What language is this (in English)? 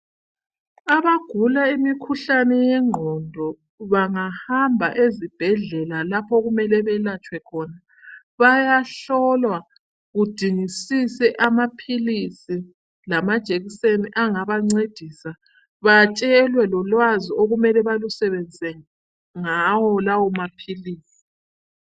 North Ndebele